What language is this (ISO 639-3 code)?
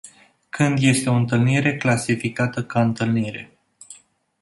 ron